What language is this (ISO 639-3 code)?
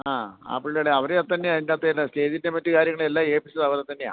mal